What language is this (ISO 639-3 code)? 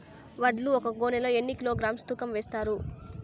tel